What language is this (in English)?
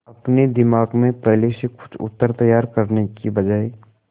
Hindi